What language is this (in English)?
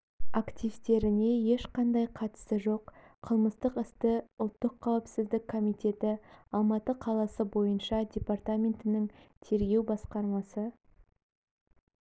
Kazakh